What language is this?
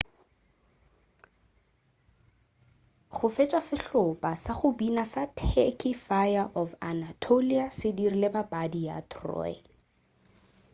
Northern Sotho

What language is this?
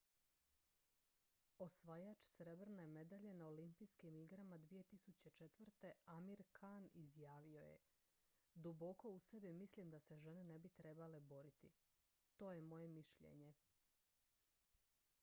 Croatian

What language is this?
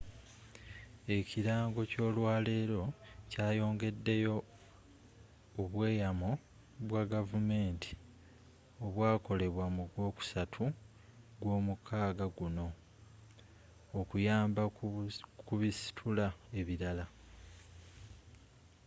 Ganda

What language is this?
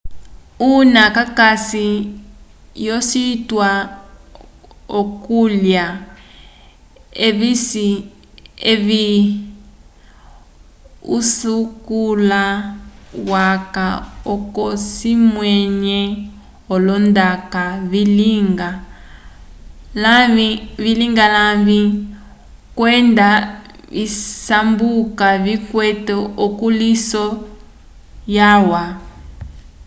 Umbundu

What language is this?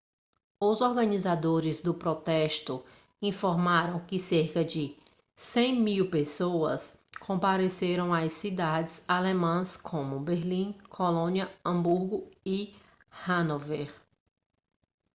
Portuguese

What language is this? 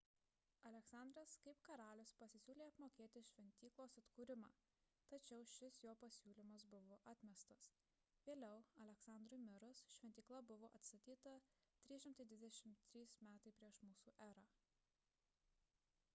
Lithuanian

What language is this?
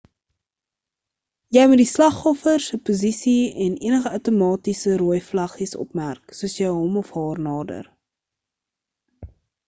Afrikaans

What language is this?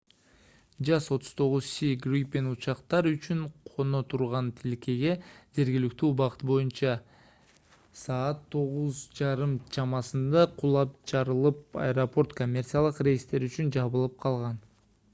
Kyrgyz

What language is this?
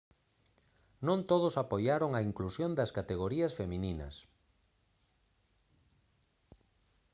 Galician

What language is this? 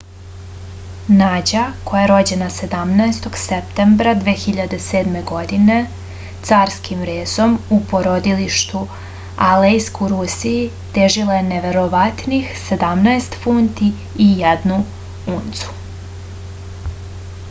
Serbian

